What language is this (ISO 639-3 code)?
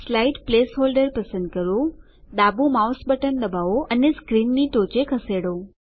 guj